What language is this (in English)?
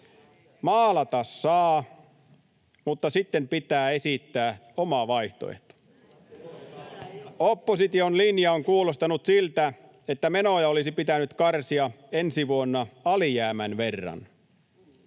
Finnish